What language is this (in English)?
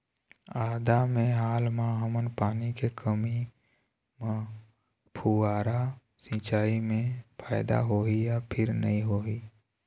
Chhattisgarhi